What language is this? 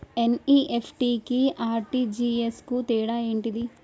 Telugu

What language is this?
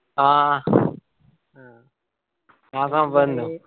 Malayalam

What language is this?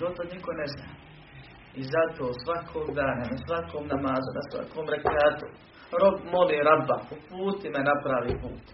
Croatian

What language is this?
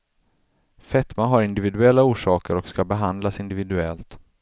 Swedish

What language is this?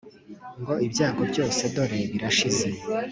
Kinyarwanda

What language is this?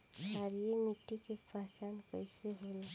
Bhojpuri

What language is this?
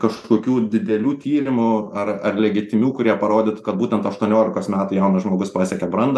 Lithuanian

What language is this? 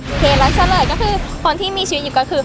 Thai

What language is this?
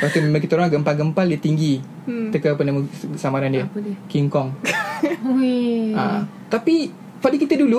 Malay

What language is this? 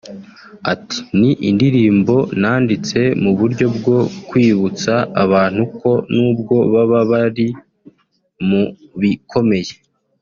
Kinyarwanda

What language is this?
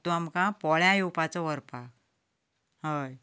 Konkani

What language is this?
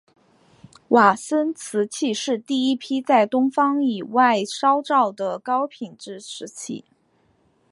Chinese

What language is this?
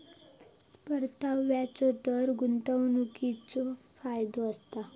Marathi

